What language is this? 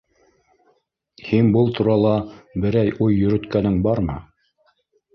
Bashkir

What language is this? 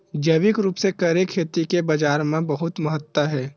Chhattisgarhi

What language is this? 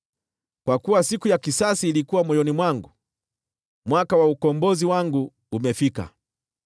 Swahili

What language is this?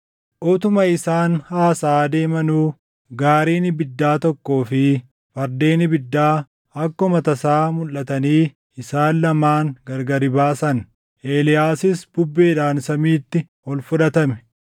Oromo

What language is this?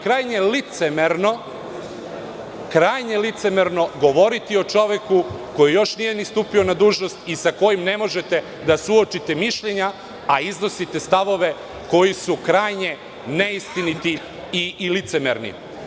Serbian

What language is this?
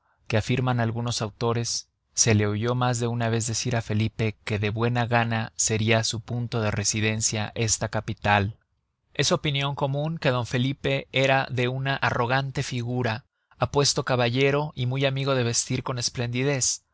Spanish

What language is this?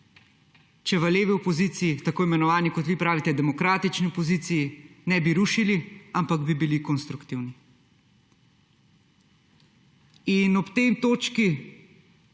Slovenian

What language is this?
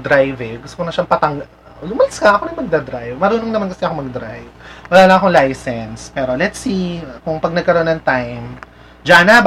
Filipino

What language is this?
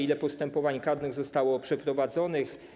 Polish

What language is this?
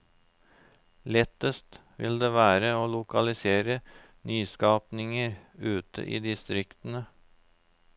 Norwegian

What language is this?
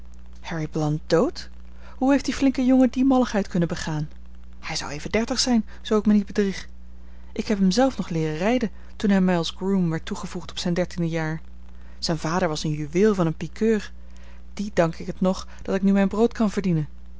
Dutch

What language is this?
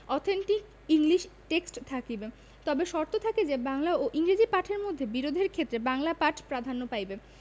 Bangla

